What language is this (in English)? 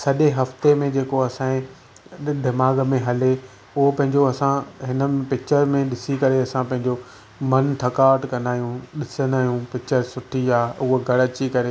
Sindhi